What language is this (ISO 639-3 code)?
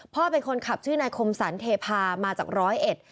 tha